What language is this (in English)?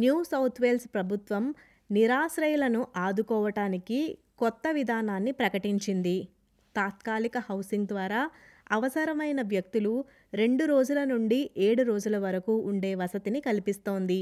Telugu